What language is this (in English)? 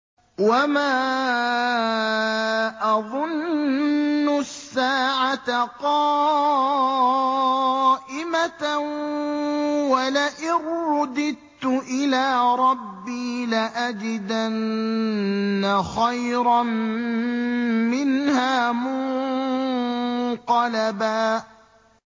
Arabic